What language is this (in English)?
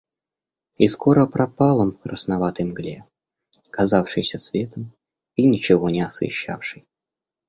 Russian